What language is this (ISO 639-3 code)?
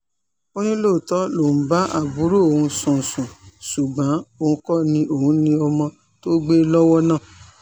yor